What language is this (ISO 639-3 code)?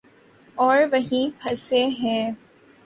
urd